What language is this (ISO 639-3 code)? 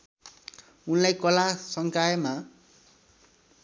nep